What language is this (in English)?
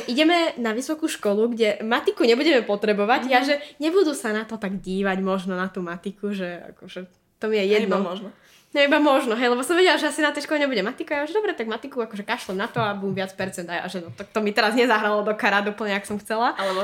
Slovak